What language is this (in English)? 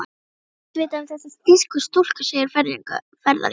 Icelandic